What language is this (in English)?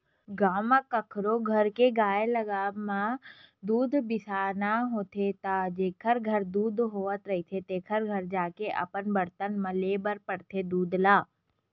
Chhattisgarhi